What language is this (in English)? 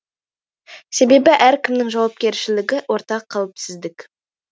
Kazakh